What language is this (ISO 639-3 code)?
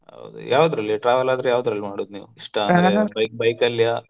kan